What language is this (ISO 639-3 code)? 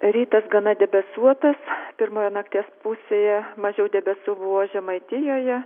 lit